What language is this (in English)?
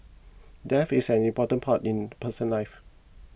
English